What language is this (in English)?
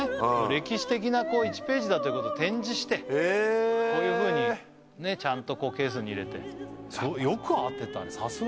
Japanese